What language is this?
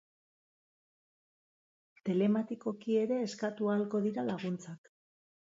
Basque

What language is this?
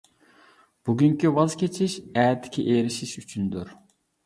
Uyghur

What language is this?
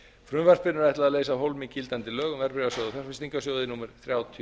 Icelandic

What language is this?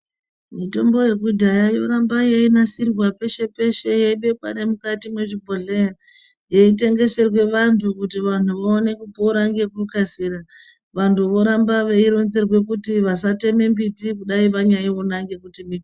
Ndau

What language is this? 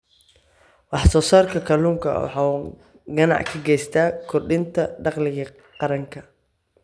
Somali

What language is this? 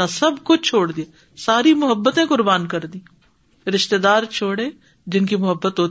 Urdu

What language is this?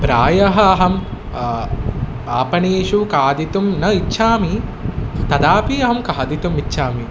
Sanskrit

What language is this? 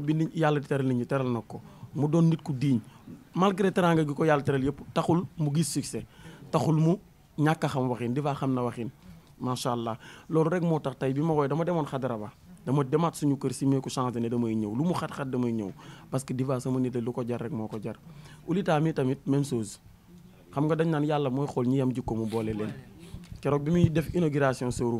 French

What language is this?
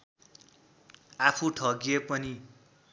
Nepali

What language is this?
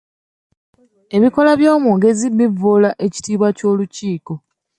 Ganda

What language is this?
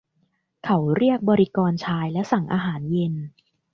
Thai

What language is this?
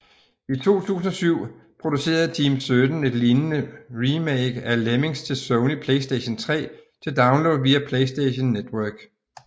Danish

